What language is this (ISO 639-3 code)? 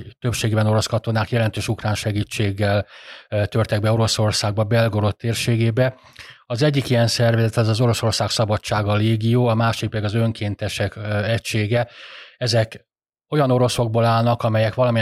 hun